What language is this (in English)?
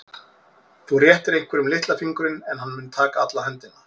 Icelandic